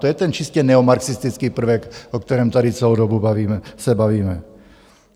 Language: Czech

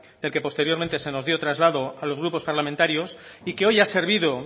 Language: Spanish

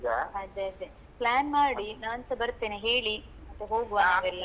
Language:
Kannada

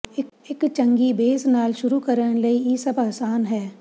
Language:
Punjabi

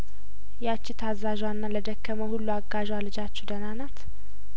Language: Amharic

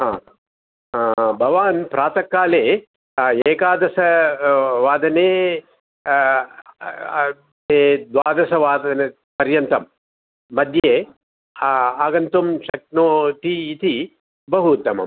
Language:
Sanskrit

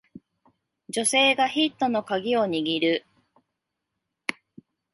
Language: Japanese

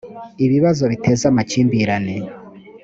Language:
Kinyarwanda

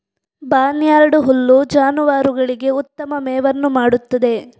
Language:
Kannada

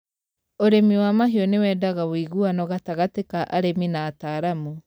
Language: Kikuyu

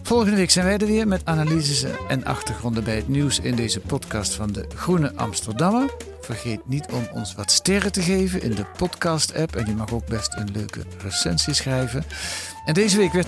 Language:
Dutch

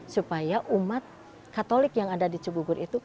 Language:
Indonesian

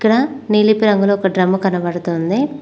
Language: Telugu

